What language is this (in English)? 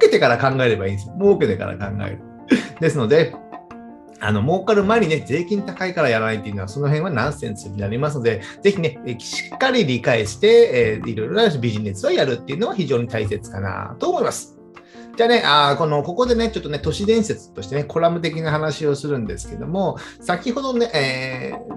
Japanese